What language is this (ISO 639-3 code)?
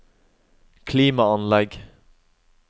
nor